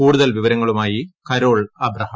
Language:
Malayalam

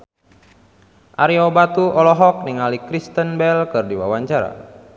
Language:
Sundanese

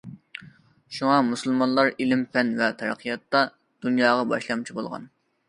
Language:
Uyghur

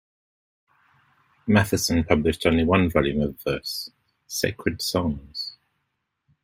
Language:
English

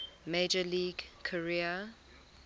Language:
English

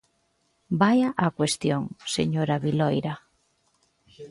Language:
Galician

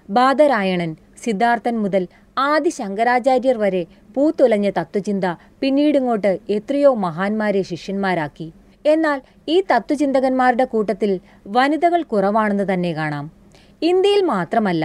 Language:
Malayalam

